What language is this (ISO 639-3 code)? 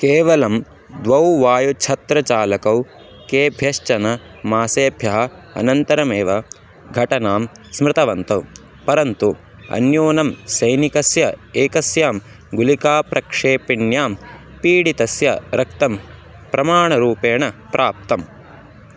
san